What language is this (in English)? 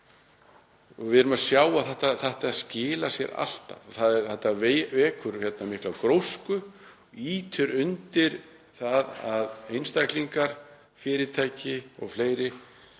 Icelandic